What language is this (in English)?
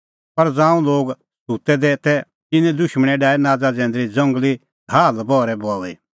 Kullu Pahari